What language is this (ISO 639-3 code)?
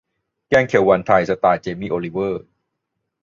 tha